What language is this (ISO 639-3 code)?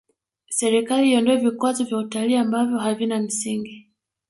swa